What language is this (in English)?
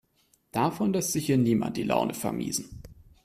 German